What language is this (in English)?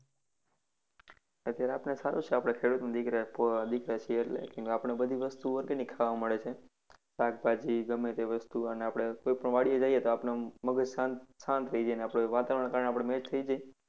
Gujarati